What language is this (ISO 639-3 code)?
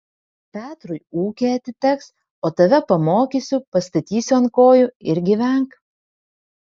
lit